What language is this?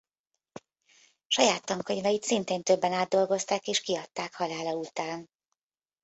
Hungarian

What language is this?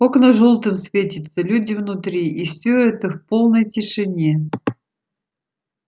Russian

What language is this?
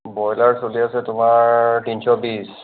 Assamese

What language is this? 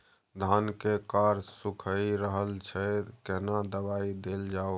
Maithili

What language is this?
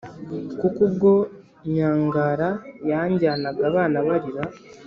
Kinyarwanda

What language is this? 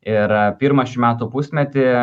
Lithuanian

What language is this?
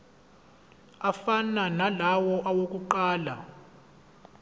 Zulu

